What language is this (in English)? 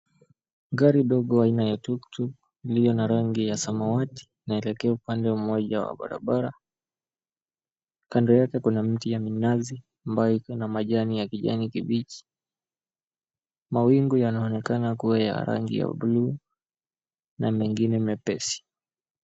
Swahili